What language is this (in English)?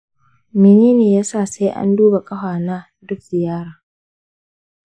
Hausa